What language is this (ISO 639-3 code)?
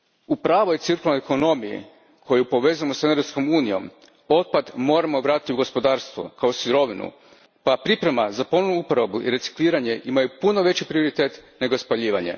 hrv